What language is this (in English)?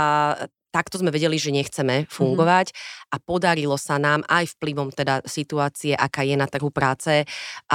Slovak